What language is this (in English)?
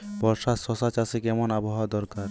Bangla